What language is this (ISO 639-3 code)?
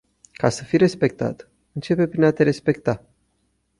ron